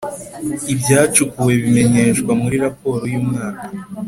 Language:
Kinyarwanda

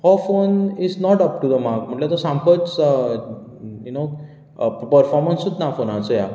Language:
Konkani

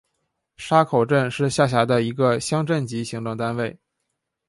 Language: Chinese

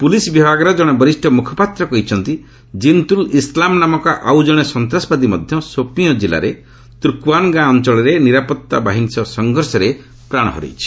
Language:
Odia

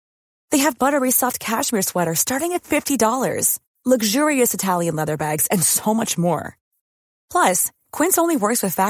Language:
Persian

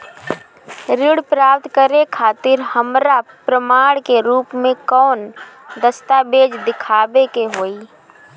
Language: Bhojpuri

